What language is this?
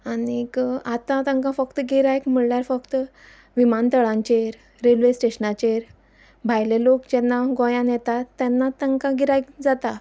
Konkani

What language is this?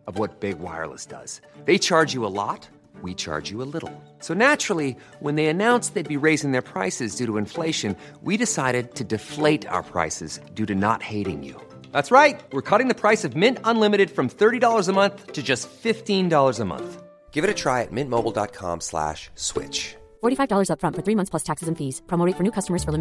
Filipino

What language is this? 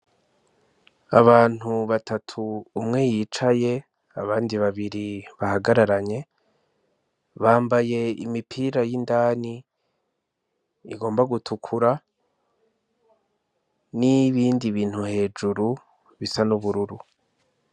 Rundi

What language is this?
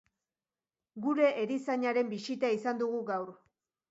Basque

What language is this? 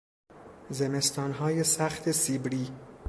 Persian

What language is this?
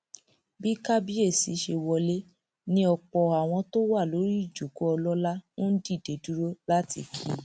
Yoruba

